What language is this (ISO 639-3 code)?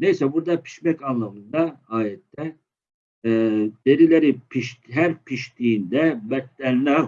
tur